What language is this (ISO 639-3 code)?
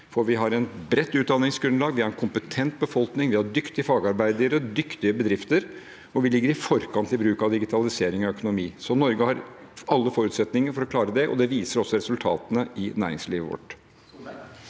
nor